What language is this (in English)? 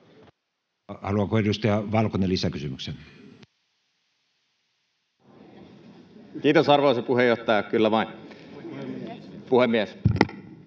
Finnish